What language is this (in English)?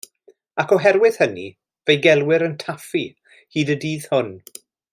Welsh